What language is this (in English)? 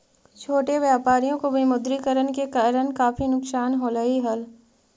Magahi